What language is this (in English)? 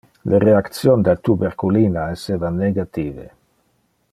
Interlingua